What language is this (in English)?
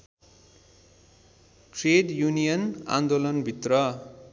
Nepali